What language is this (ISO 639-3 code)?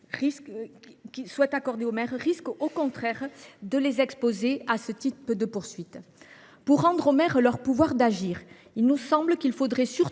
fra